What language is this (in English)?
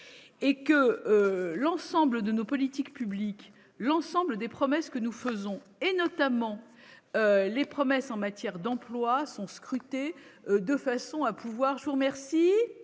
French